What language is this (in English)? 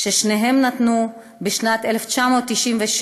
Hebrew